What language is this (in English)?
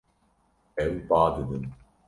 Kurdish